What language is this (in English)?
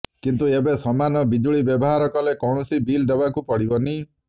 Odia